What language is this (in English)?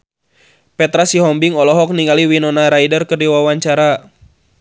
Sundanese